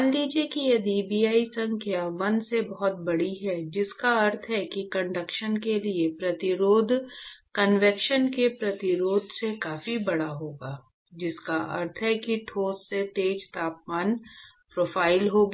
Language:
Hindi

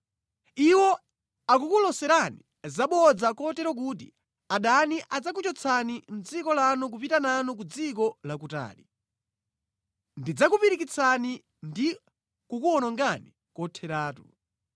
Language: Nyanja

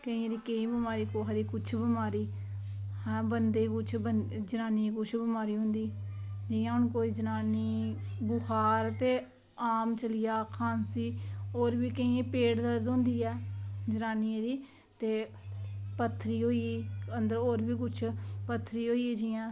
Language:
Dogri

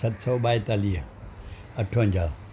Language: Sindhi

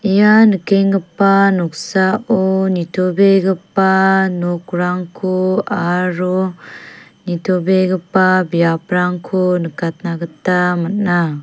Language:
Garo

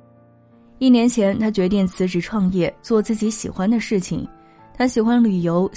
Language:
Chinese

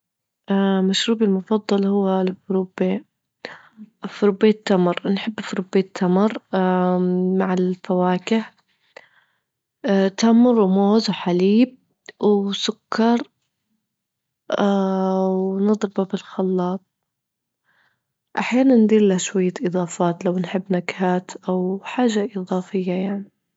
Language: Libyan Arabic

